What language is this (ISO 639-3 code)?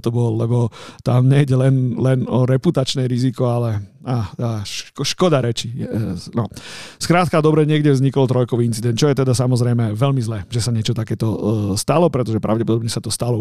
slk